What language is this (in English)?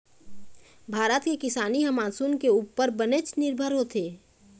Chhattisgarhi